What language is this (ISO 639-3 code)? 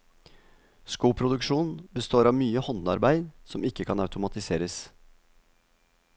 nor